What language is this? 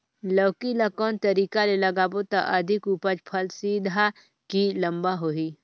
Chhattisgarhi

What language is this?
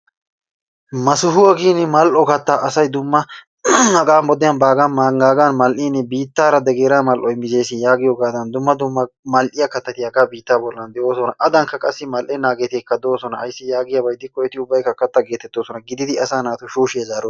Wolaytta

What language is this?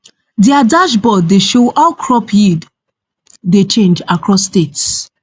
Nigerian Pidgin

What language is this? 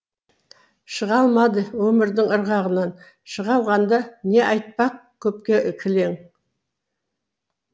Kazakh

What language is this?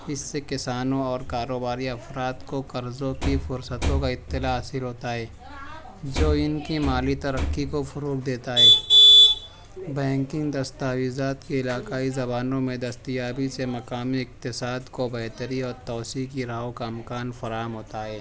Urdu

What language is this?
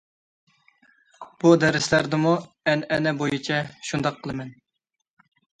Uyghur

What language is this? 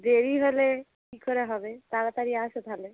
Bangla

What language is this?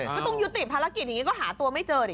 Thai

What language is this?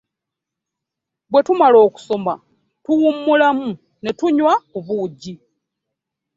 Ganda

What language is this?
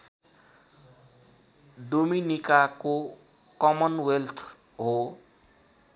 Nepali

